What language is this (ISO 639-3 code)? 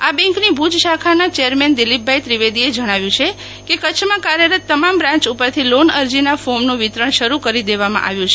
guj